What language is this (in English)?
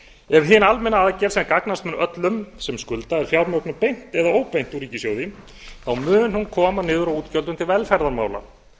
Icelandic